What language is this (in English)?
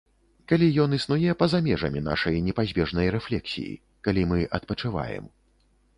Belarusian